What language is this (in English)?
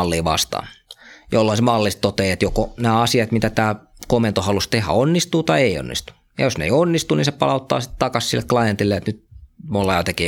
Finnish